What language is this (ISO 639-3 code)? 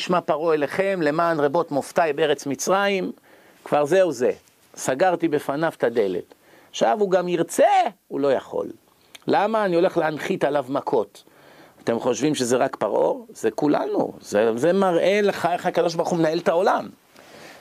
heb